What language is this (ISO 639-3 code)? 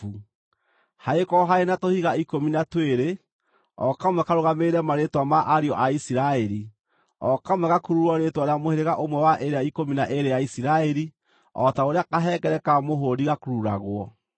kik